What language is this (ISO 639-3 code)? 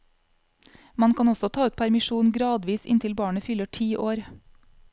nor